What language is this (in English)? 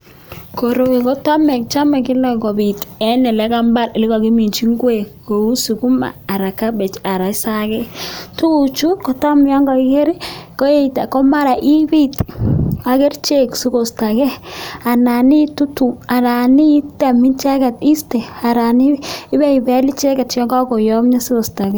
Kalenjin